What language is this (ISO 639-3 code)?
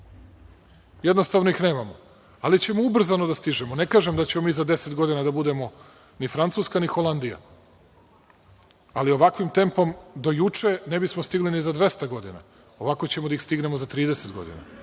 srp